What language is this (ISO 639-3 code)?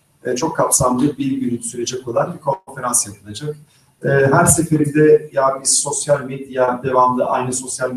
tur